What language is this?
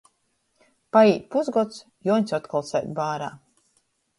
Latgalian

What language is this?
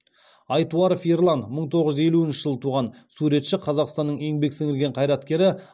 Kazakh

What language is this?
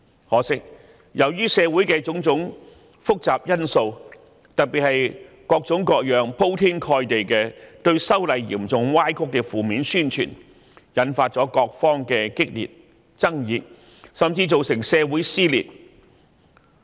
Cantonese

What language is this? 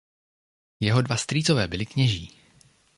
Czech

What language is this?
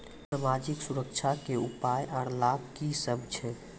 Maithili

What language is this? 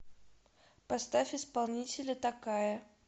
Russian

